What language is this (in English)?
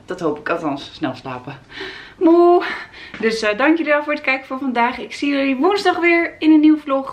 Dutch